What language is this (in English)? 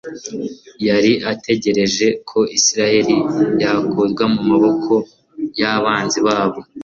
Kinyarwanda